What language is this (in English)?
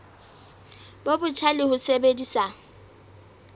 Southern Sotho